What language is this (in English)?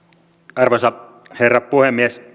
Finnish